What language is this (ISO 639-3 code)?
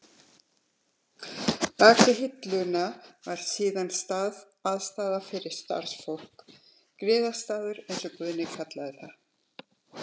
isl